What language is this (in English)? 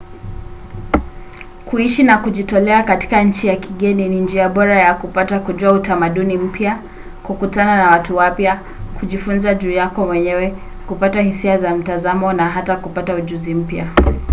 Swahili